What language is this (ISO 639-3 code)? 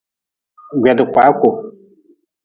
nmz